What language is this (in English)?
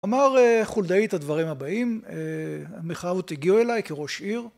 Hebrew